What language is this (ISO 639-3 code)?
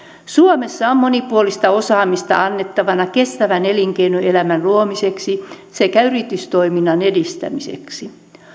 fin